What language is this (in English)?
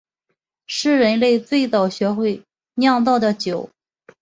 Chinese